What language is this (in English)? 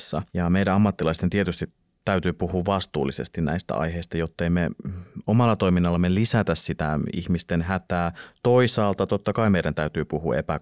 Finnish